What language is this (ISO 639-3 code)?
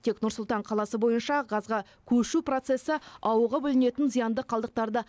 kaz